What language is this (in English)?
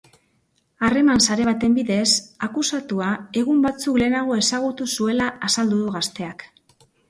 Basque